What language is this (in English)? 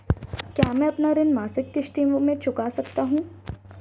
Hindi